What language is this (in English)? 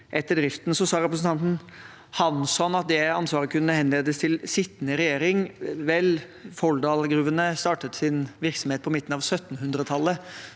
Norwegian